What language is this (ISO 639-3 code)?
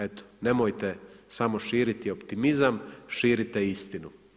hrv